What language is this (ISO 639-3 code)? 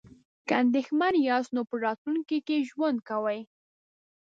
pus